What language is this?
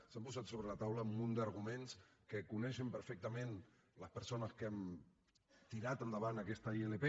Catalan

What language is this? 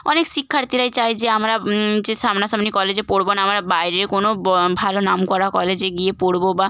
Bangla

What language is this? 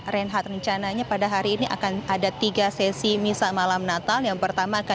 Indonesian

